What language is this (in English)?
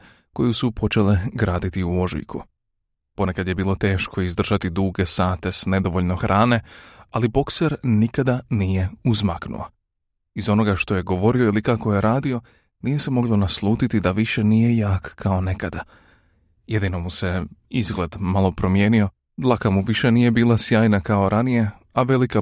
Croatian